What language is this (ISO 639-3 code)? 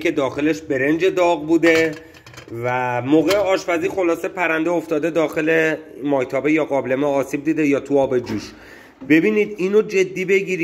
fas